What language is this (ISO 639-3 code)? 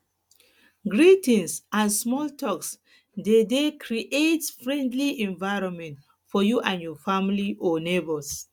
pcm